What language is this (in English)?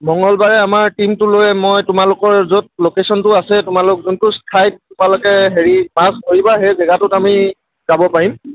Assamese